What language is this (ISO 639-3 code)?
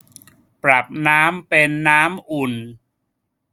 tha